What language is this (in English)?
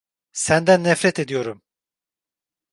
Turkish